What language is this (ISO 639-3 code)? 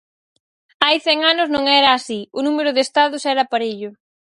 glg